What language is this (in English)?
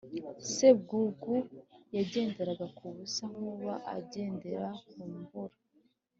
Kinyarwanda